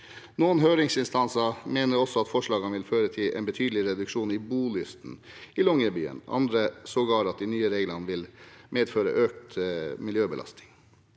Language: Norwegian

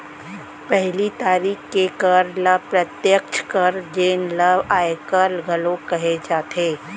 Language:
Chhattisgarhi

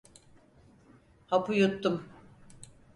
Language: Turkish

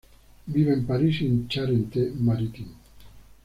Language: Spanish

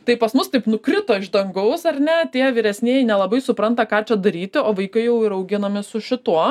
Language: Lithuanian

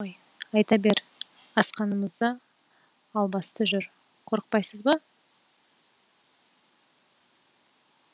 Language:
Kazakh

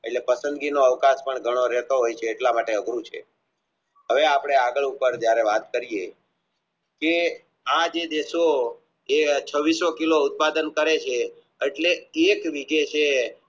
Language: Gujarati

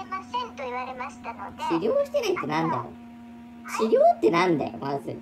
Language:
Japanese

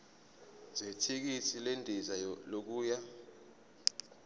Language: Zulu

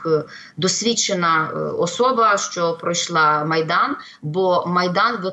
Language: Ukrainian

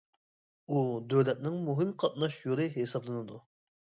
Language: Uyghur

